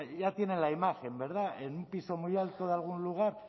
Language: Spanish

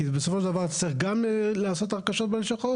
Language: Hebrew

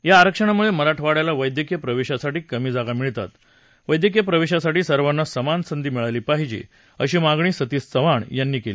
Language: Marathi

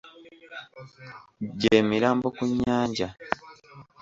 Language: Ganda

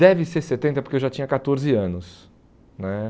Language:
Portuguese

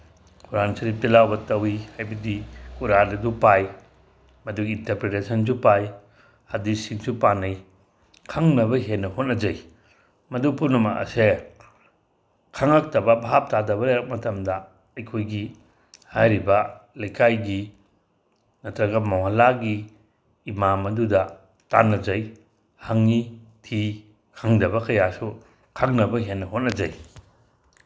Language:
Manipuri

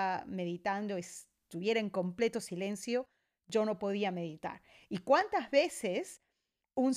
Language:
Spanish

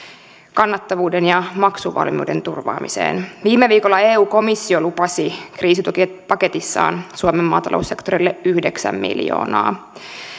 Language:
Finnish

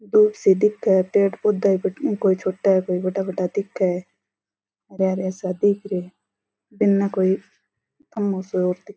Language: Rajasthani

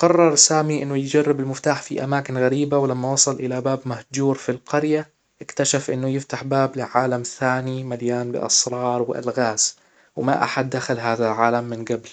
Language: Hijazi Arabic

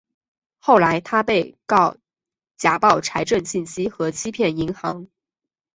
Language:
Chinese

